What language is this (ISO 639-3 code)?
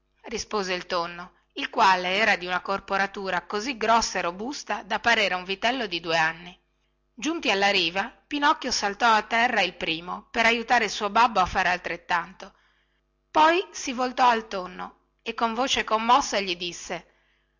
ita